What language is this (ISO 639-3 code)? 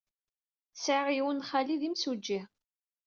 kab